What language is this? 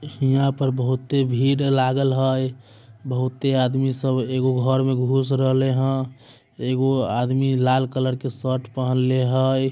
Magahi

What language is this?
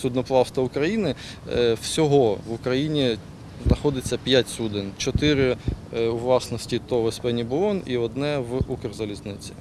Ukrainian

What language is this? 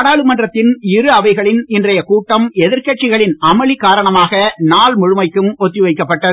Tamil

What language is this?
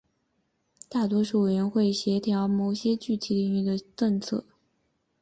Chinese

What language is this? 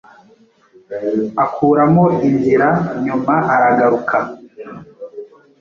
Kinyarwanda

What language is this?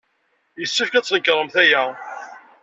Kabyle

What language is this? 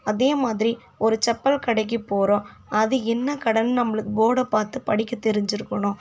Tamil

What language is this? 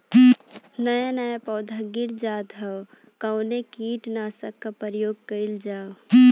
Bhojpuri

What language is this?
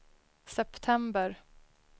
Swedish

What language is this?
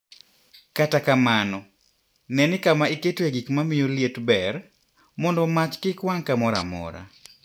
Luo (Kenya and Tanzania)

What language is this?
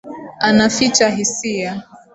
Swahili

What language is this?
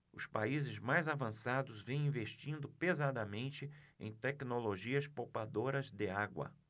Portuguese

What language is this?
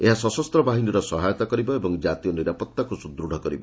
Odia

